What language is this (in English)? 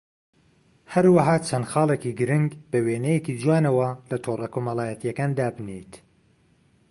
Central Kurdish